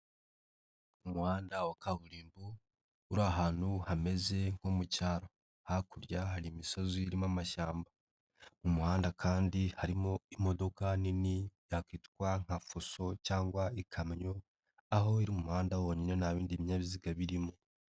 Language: Kinyarwanda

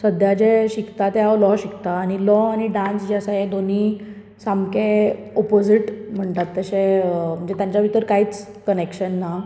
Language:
Konkani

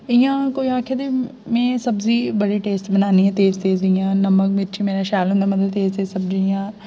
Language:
Dogri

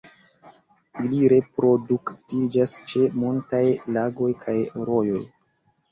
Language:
Esperanto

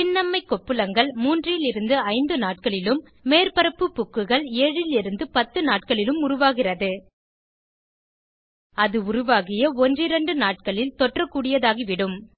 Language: Tamil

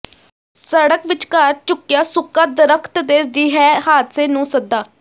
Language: Punjabi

